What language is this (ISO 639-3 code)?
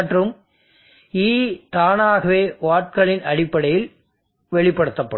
tam